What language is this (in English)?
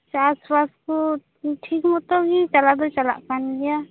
Santali